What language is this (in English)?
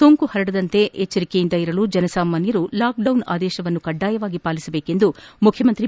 Kannada